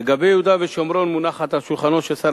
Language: Hebrew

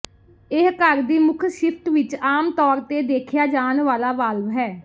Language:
Punjabi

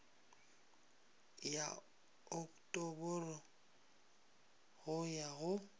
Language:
Northern Sotho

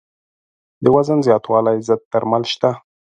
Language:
Pashto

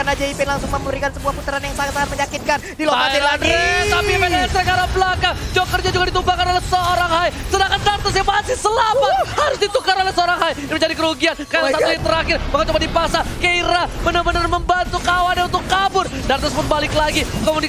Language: Indonesian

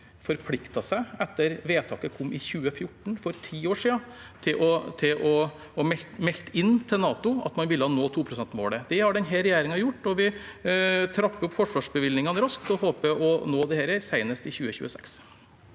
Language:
Norwegian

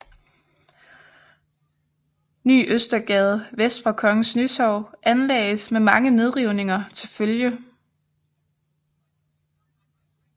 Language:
Danish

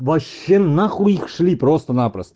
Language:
Russian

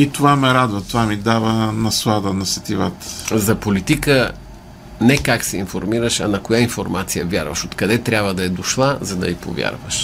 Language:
Bulgarian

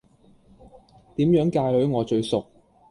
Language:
Cantonese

